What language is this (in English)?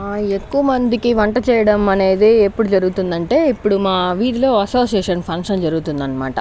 Telugu